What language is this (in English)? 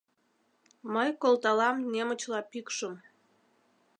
Mari